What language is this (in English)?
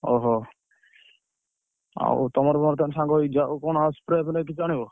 Odia